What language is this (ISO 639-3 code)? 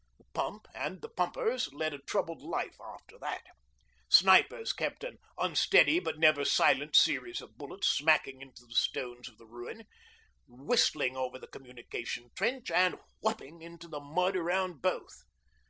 eng